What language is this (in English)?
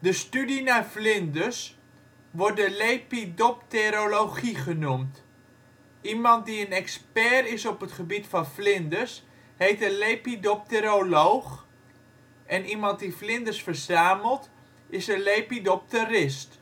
Dutch